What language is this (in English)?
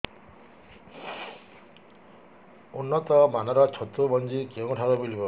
Odia